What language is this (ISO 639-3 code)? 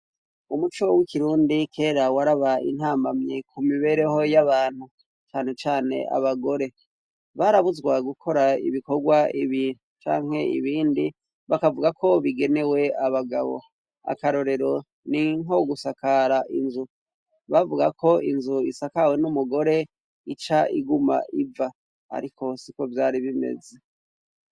run